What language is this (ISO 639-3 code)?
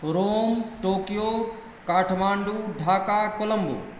mai